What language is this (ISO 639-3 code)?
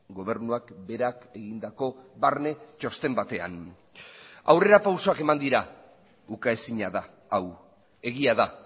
eus